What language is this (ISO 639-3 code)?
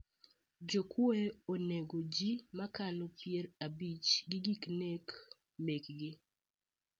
luo